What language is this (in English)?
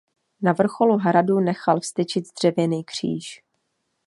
Czech